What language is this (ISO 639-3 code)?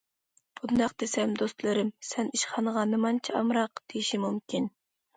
uig